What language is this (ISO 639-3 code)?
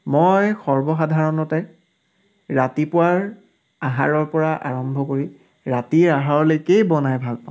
asm